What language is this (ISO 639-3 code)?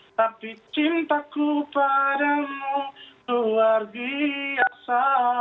ind